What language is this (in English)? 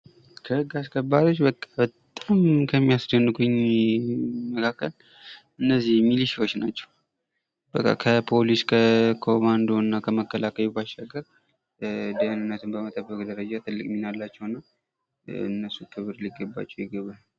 Amharic